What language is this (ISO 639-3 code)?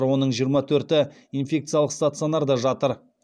kaz